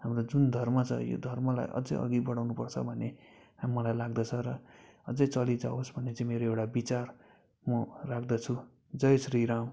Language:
Nepali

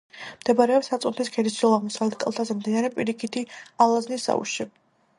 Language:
Georgian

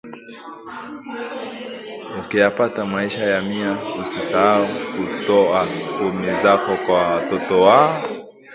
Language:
Swahili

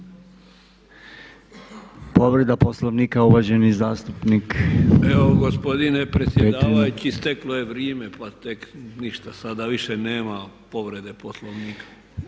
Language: Croatian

